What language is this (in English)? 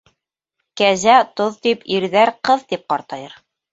Bashkir